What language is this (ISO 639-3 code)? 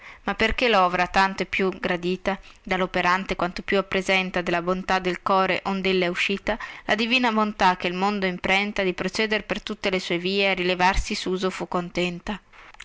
ita